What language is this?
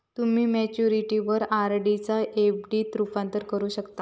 Marathi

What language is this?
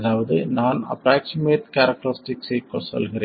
Tamil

